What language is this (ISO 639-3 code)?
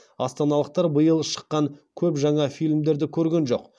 kaz